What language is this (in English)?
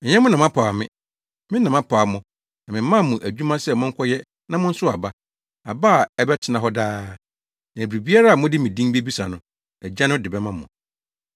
Akan